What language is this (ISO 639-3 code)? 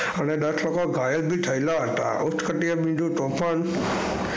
guj